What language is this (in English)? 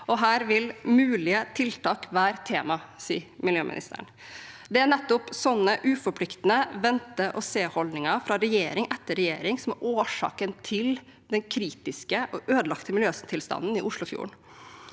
Norwegian